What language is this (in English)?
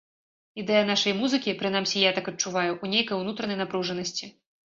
Belarusian